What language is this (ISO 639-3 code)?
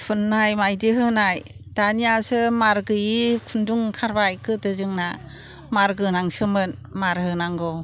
brx